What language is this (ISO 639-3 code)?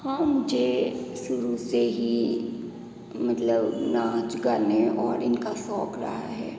hin